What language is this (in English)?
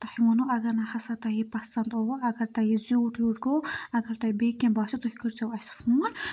Kashmiri